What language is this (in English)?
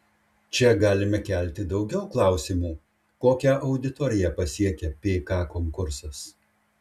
Lithuanian